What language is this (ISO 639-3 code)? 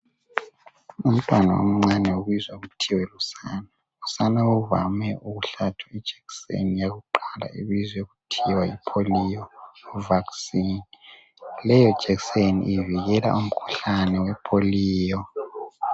nde